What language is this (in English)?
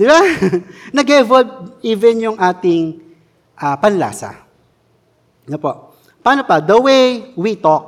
Filipino